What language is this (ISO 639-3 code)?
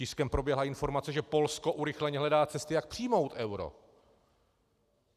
ces